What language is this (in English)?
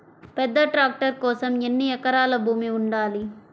Telugu